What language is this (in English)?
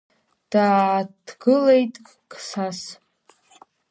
Abkhazian